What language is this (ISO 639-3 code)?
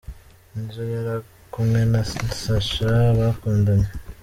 kin